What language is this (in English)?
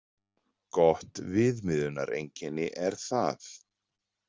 Icelandic